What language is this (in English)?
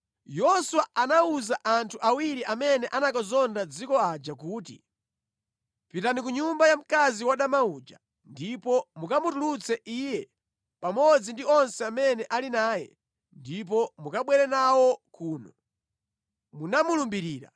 Nyanja